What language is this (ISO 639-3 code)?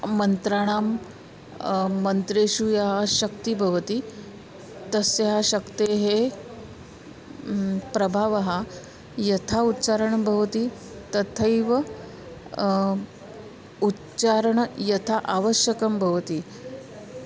san